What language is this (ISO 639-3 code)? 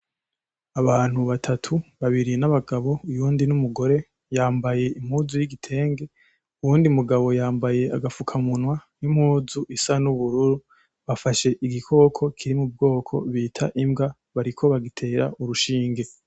run